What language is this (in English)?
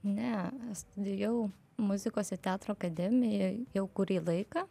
Lithuanian